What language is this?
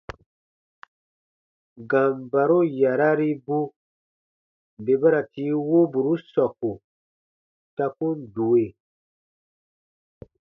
Baatonum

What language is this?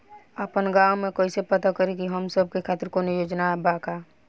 Bhojpuri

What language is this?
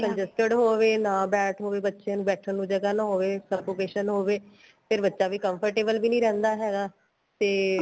Punjabi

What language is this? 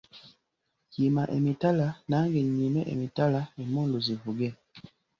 Ganda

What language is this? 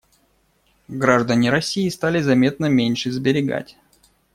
Russian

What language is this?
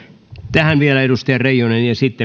Finnish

